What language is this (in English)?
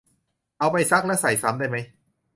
Thai